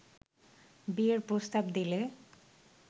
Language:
Bangla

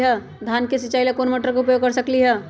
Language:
Magahi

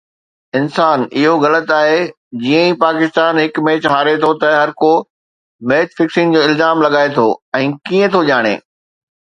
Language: Sindhi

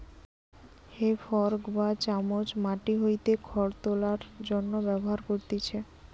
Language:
Bangla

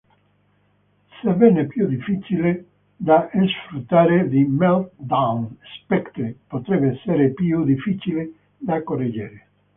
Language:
Italian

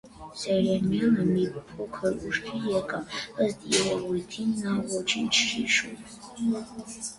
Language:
Armenian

